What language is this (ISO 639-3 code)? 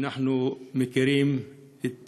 heb